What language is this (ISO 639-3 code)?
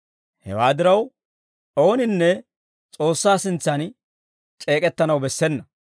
dwr